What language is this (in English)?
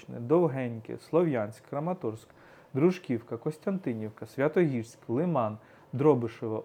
Ukrainian